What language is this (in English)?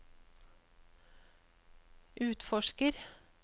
Norwegian